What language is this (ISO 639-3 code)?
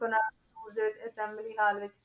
pan